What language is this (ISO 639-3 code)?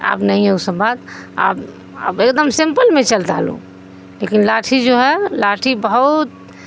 urd